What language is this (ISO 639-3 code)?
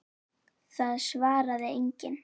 isl